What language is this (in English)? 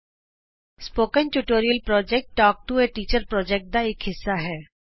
Punjabi